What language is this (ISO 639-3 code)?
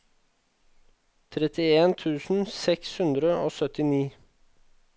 nor